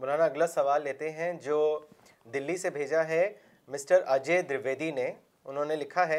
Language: Urdu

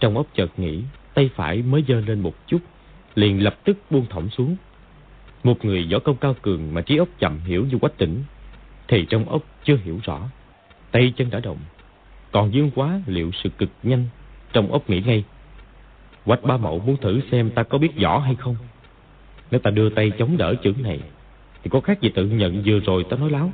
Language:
Vietnamese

